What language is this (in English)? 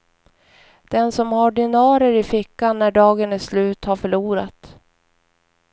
Swedish